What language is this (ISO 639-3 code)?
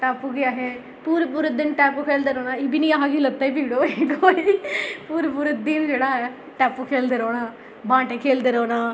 doi